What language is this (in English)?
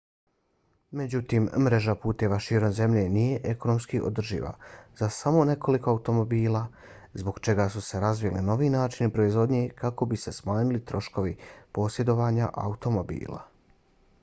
Bosnian